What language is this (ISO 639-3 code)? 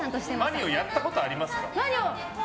jpn